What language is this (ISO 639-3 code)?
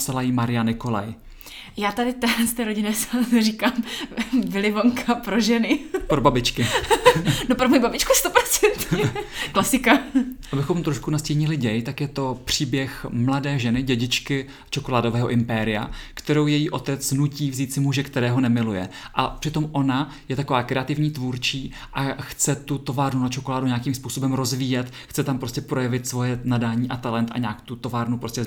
ces